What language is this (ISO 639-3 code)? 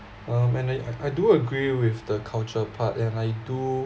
eng